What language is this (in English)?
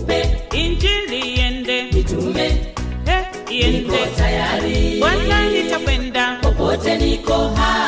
Swahili